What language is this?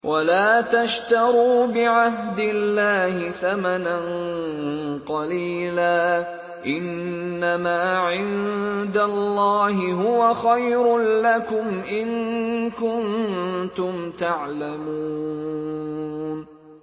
Arabic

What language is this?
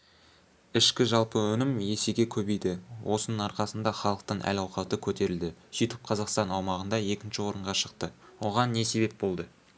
Kazakh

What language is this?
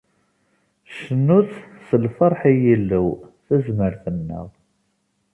Kabyle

